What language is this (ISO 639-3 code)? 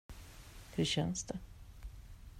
swe